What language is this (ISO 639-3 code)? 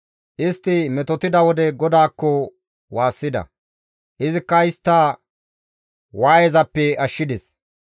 gmv